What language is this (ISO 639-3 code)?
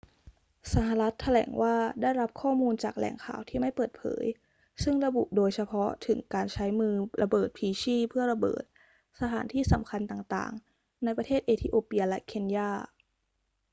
tha